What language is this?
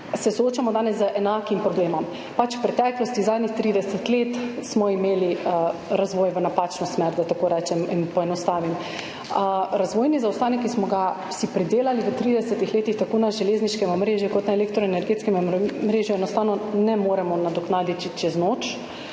Slovenian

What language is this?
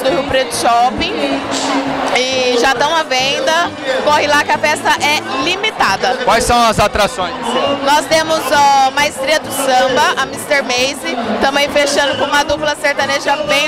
Portuguese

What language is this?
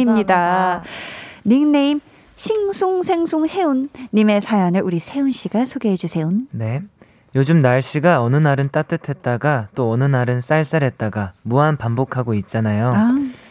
Korean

